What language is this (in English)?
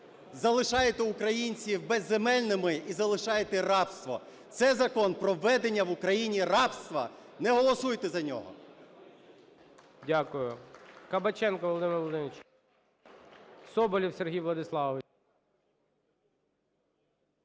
Ukrainian